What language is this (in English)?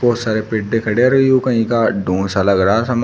Hindi